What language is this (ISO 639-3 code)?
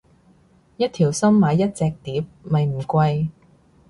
yue